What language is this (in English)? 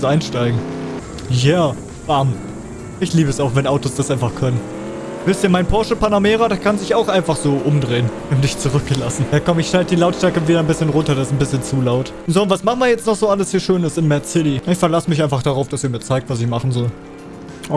German